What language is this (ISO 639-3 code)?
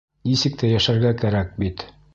bak